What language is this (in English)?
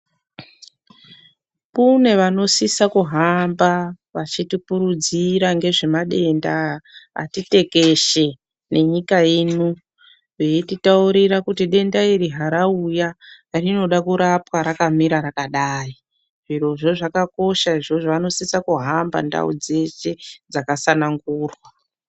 Ndau